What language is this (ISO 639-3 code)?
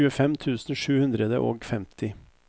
nor